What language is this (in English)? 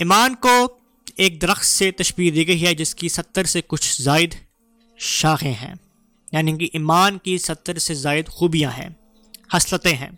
Urdu